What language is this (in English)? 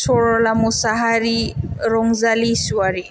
Bodo